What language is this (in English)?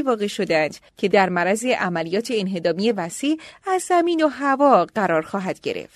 Persian